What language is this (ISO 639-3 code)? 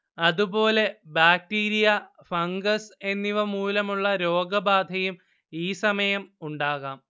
mal